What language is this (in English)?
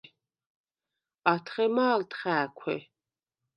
Svan